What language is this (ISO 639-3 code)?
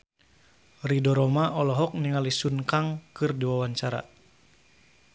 sun